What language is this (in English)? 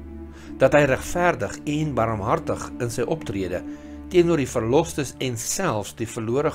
Dutch